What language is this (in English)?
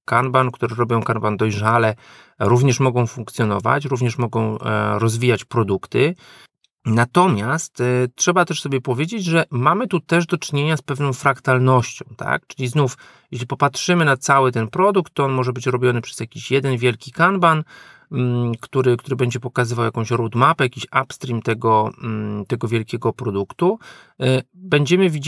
Polish